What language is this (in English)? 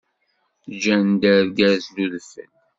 Kabyle